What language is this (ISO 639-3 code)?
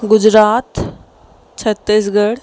snd